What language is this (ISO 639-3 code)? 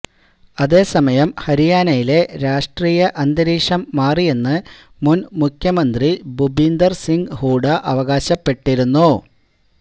mal